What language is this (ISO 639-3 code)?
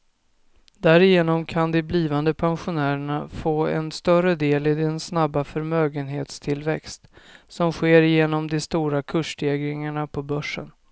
swe